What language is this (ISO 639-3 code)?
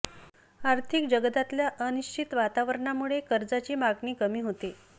mar